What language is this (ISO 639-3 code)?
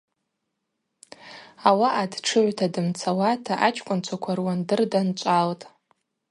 abq